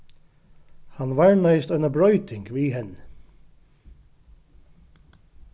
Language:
Faroese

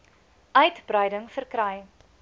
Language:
Afrikaans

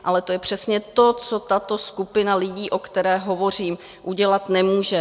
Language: Czech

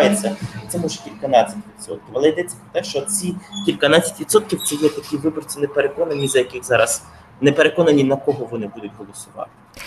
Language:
Ukrainian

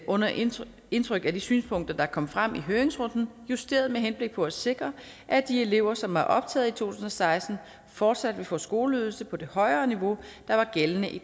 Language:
Danish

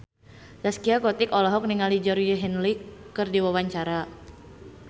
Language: Sundanese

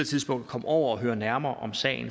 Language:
Danish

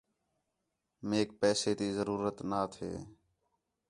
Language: Khetrani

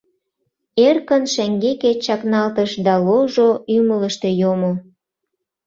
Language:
Mari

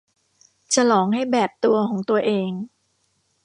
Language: Thai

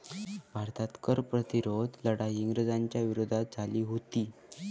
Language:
Marathi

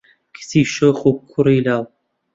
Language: Central Kurdish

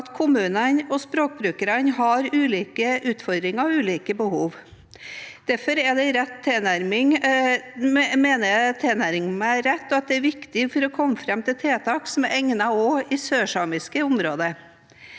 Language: Norwegian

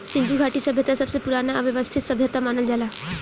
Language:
Bhojpuri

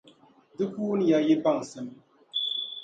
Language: Dagbani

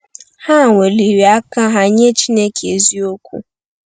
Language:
Igbo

